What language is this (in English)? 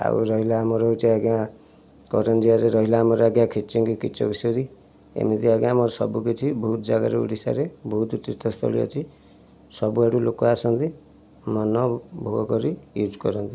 Odia